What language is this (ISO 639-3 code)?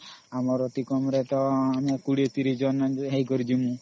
ori